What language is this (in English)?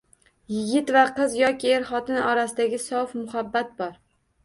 Uzbek